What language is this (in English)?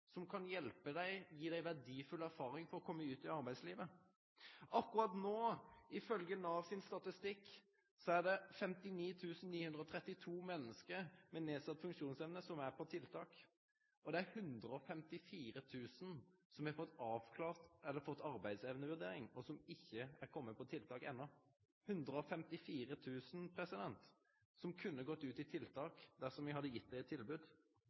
Norwegian Nynorsk